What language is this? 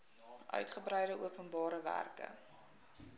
Afrikaans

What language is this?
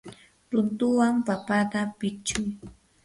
Yanahuanca Pasco Quechua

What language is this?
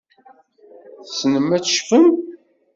Kabyle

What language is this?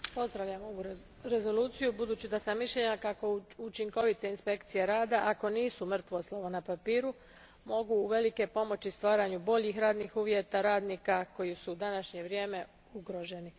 Croatian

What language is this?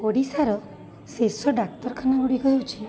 Odia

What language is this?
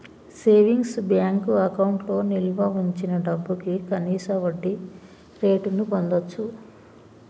Telugu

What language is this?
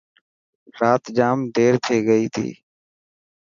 Dhatki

